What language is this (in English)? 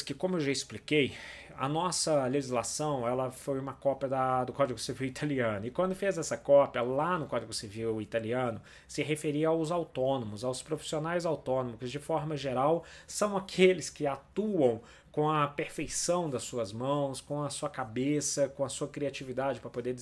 Portuguese